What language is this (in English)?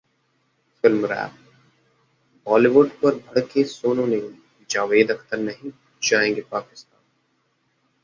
Hindi